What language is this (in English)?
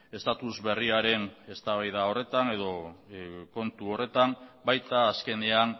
Basque